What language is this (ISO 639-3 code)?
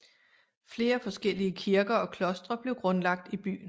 dan